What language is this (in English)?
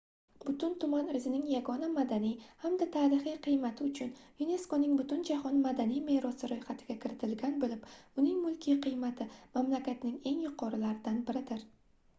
Uzbek